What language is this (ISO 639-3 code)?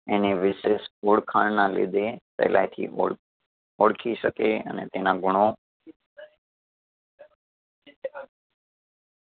guj